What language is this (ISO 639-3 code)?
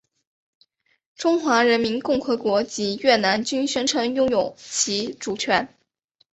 zho